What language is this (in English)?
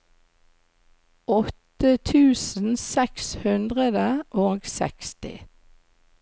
Norwegian